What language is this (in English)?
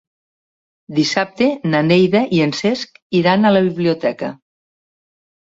Catalan